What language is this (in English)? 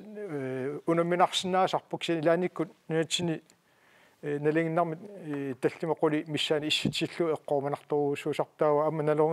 French